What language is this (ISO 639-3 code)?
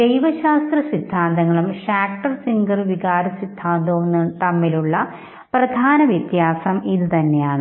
mal